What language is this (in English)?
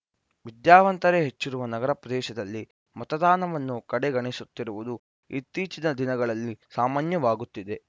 Kannada